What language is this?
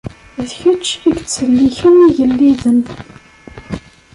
Kabyle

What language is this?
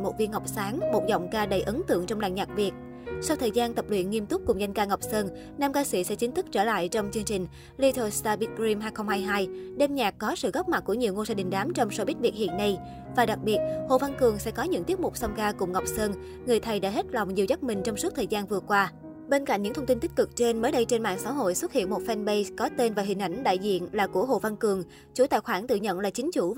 Vietnamese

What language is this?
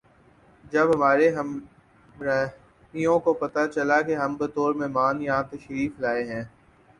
Urdu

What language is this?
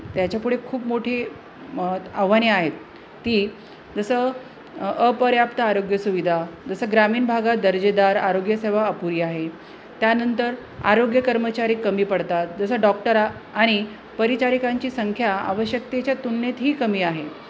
Marathi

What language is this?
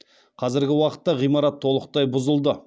Kazakh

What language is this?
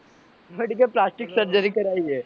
Gujarati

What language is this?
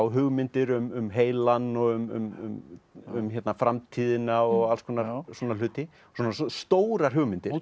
Icelandic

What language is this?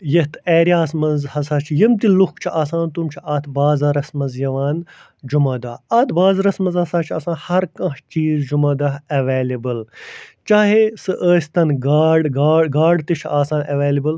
Kashmiri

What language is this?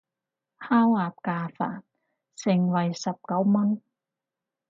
Cantonese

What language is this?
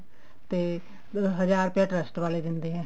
Punjabi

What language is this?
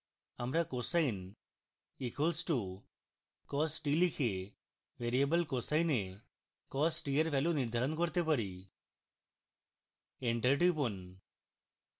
Bangla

